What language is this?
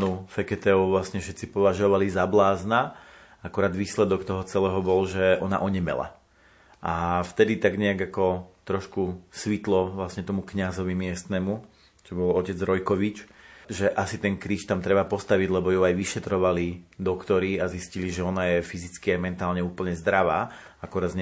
Slovak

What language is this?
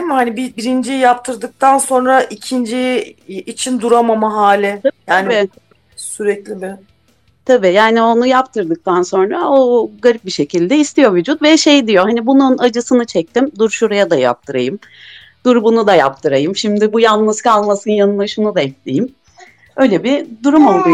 Turkish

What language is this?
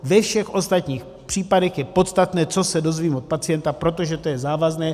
Czech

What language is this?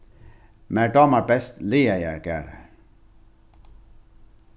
Faroese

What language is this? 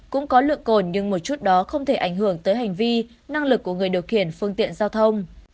Vietnamese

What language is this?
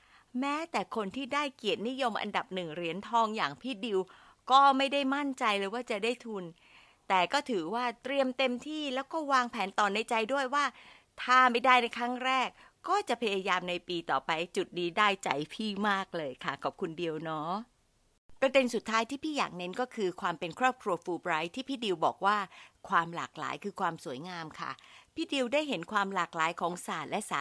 Thai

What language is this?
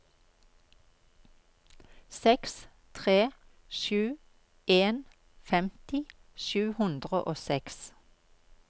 Norwegian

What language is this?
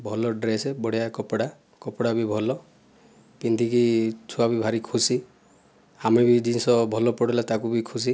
Odia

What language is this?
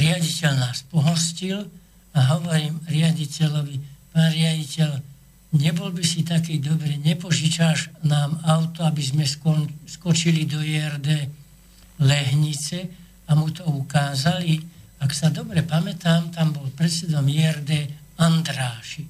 Slovak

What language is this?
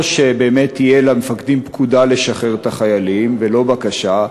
Hebrew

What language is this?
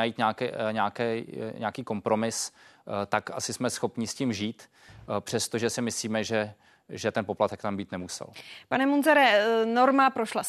Czech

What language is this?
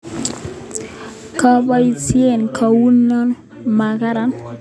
Kalenjin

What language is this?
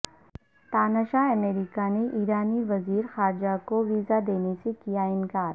Urdu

